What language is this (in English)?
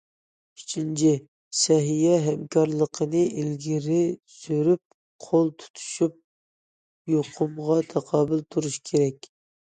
Uyghur